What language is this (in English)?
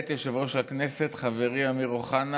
Hebrew